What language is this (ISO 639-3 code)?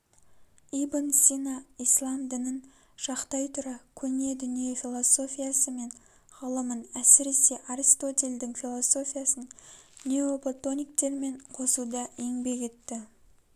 kaz